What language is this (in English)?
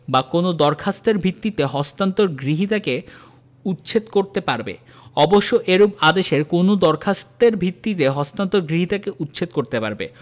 Bangla